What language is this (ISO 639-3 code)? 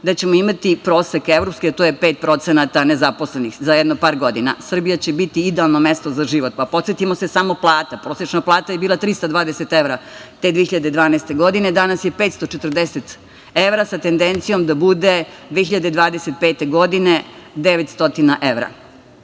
srp